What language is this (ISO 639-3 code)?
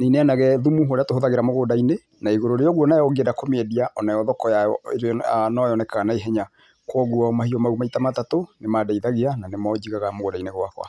kik